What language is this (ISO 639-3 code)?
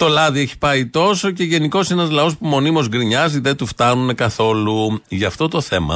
ell